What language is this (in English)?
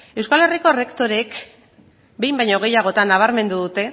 Basque